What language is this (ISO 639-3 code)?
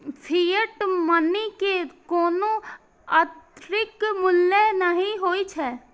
mai